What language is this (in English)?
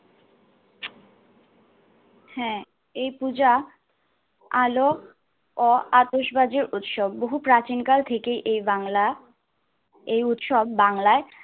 Bangla